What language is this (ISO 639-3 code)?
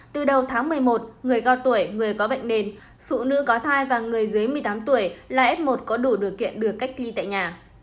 vie